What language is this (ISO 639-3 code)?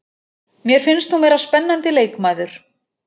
isl